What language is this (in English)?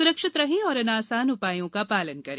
Hindi